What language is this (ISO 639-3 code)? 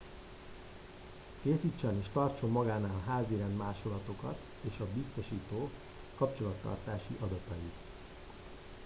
hun